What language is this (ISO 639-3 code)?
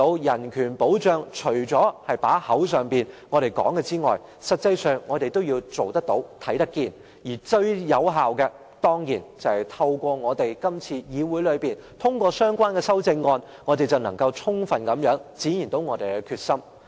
yue